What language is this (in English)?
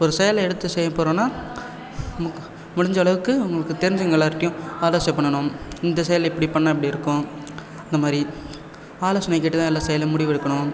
Tamil